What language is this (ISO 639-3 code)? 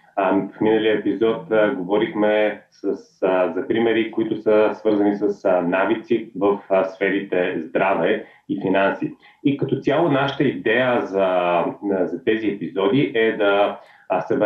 bul